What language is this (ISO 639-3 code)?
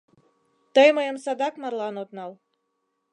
chm